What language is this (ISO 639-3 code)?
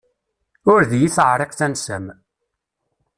kab